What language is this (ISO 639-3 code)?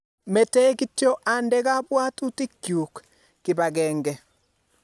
kln